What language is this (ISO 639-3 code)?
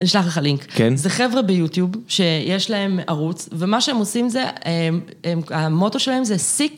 heb